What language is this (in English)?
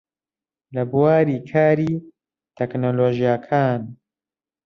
Central Kurdish